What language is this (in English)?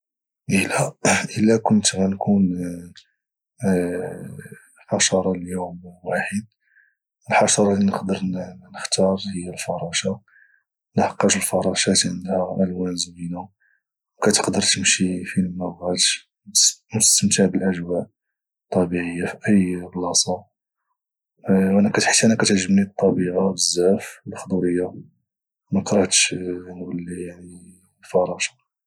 Moroccan Arabic